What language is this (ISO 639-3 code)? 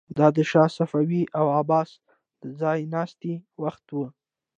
pus